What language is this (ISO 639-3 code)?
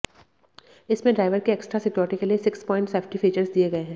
hin